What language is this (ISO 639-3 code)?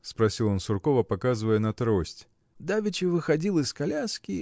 rus